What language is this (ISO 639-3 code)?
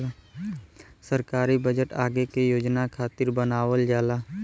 bho